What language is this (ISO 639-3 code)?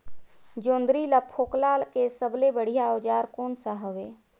hne